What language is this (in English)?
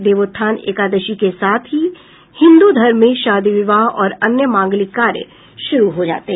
Hindi